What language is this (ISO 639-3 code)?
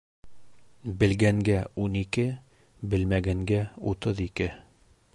bak